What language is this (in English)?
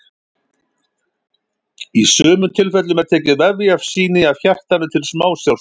Icelandic